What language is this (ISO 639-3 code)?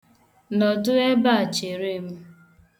ibo